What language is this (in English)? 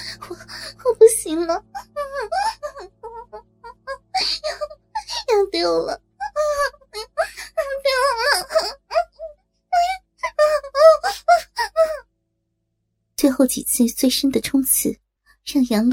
Chinese